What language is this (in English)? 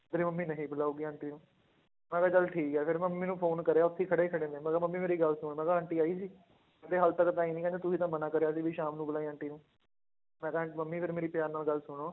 Punjabi